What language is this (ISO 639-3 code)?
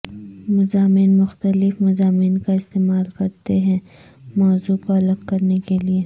urd